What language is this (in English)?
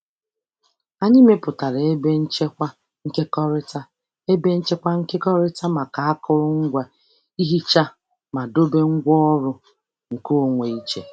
Igbo